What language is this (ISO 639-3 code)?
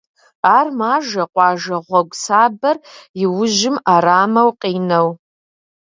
kbd